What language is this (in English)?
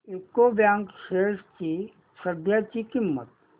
Marathi